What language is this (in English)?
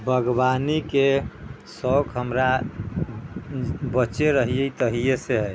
Maithili